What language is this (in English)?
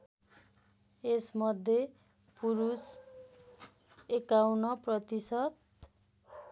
Nepali